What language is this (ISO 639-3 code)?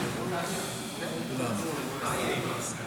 heb